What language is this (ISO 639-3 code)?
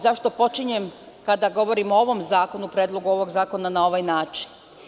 srp